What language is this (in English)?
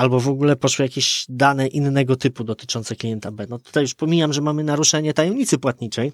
Polish